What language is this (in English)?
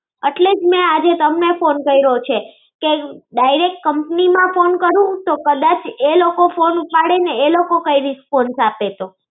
Gujarati